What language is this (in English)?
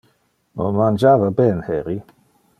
Interlingua